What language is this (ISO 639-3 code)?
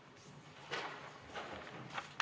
est